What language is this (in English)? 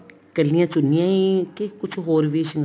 Punjabi